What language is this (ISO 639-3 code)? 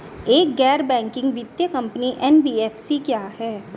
hin